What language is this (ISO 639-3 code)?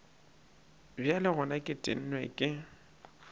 nso